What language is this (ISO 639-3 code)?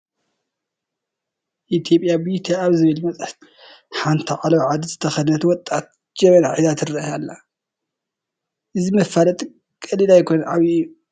tir